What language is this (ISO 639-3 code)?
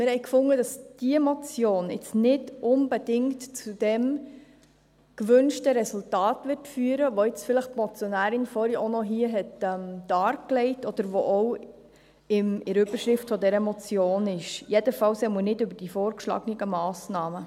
gsw